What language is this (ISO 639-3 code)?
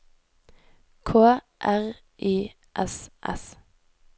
nor